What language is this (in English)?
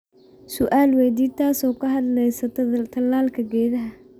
Somali